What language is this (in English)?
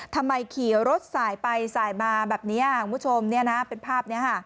Thai